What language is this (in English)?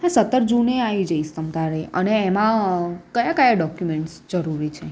Gujarati